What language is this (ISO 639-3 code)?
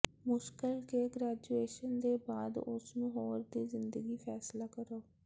pan